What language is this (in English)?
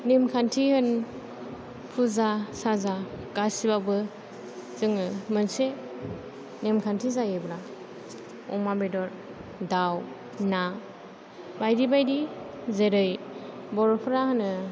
Bodo